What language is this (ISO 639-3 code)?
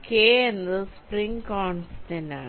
mal